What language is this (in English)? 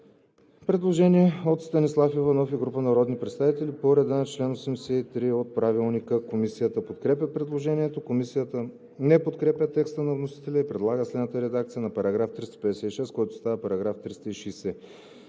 Bulgarian